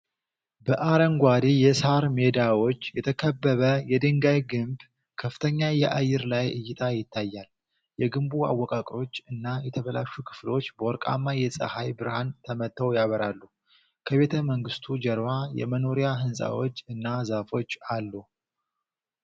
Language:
Amharic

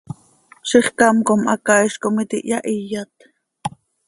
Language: Seri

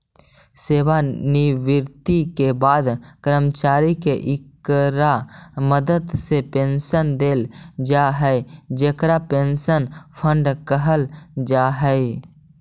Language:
Magahi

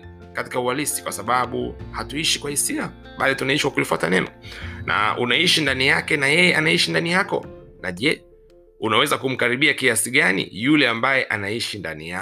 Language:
Swahili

